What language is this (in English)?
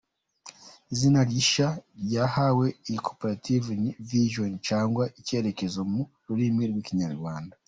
Kinyarwanda